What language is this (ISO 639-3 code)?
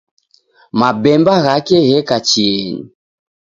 dav